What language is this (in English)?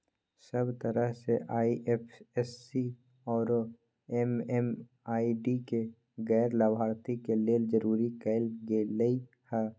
Magahi